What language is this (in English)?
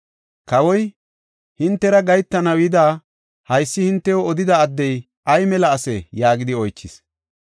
Gofa